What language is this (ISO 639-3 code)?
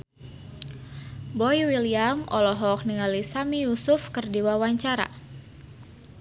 sun